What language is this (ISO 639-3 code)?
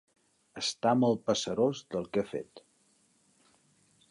cat